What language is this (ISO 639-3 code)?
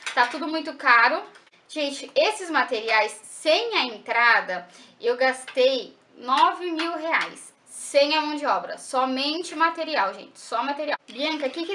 por